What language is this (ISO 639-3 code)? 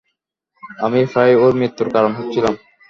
ben